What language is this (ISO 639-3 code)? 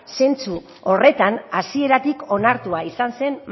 eus